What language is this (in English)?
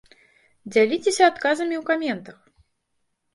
Belarusian